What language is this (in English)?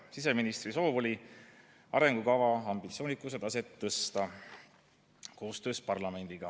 Estonian